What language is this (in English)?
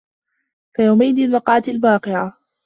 Arabic